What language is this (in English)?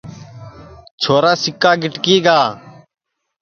Sansi